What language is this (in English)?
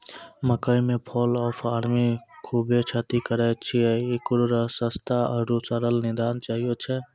Maithili